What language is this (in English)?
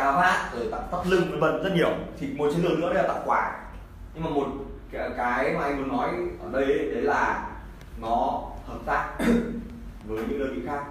Vietnamese